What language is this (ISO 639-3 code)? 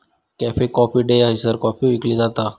mar